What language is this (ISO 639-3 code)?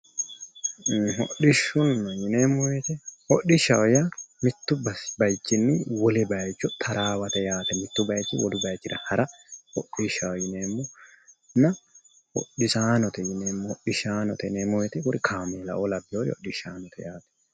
sid